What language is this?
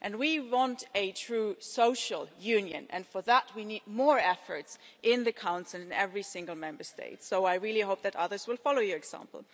English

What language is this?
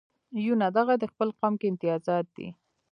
Pashto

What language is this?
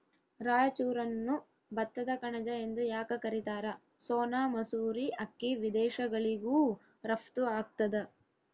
Kannada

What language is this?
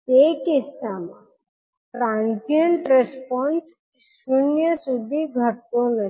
Gujarati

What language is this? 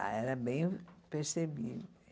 Portuguese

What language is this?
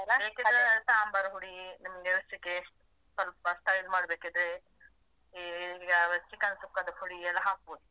Kannada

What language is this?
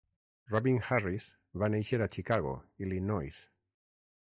Catalan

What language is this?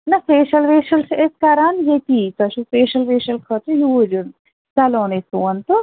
Kashmiri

